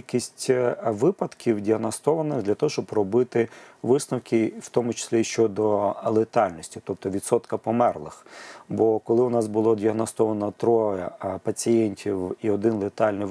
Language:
Ukrainian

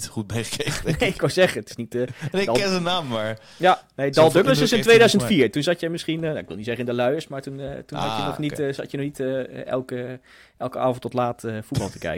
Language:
Dutch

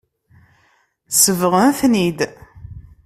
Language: Kabyle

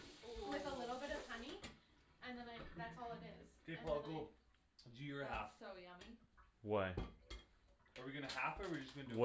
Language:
English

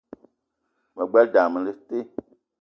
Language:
Eton (Cameroon)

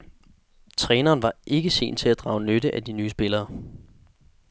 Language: Danish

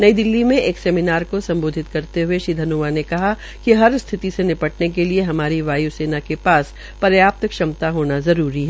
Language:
Hindi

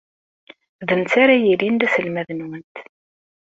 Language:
Kabyle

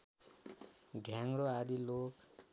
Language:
Nepali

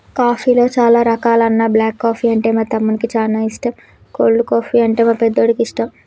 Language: Telugu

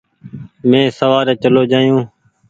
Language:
Goaria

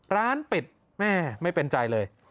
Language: Thai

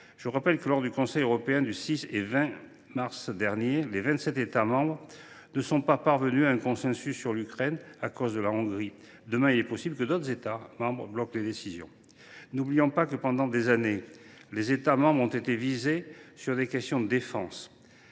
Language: French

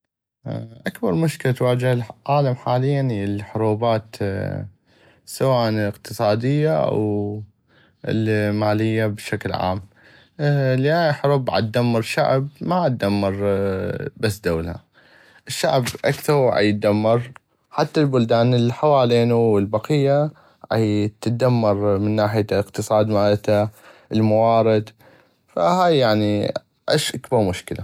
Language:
North Mesopotamian Arabic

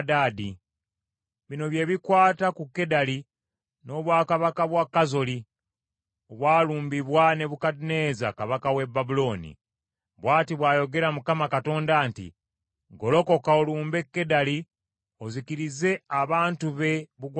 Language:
Ganda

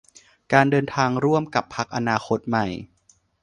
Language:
Thai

